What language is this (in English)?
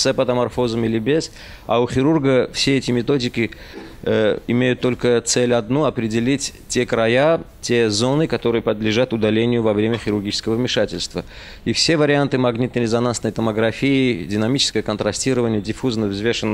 Russian